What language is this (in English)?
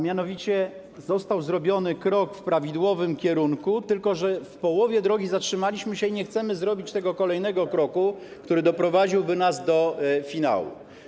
Polish